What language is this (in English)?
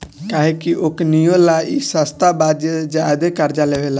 Bhojpuri